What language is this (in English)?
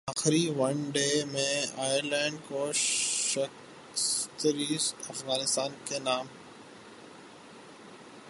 Urdu